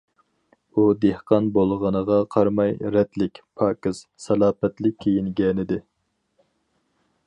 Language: Uyghur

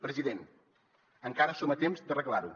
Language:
Catalan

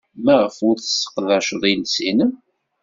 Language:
Kabyle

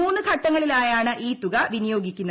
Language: Malayalam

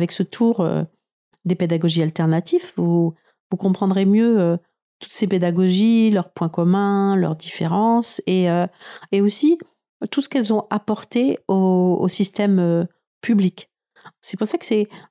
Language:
French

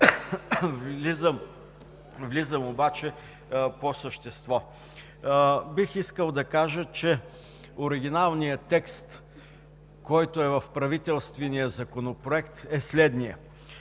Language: Bulgarian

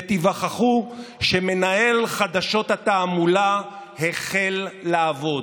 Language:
Hebrew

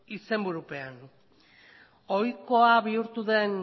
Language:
Basque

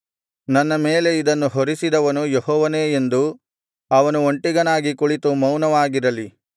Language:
Kannada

